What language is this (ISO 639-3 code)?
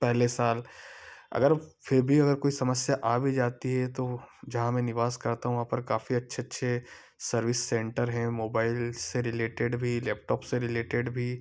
hin